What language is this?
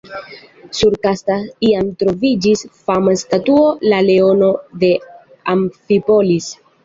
Esperanto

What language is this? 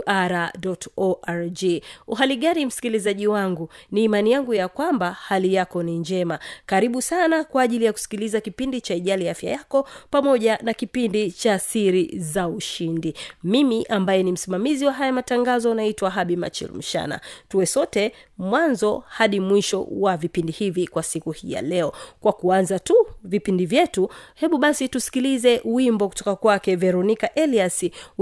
Swahili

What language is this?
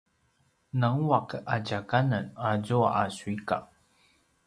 Paiwan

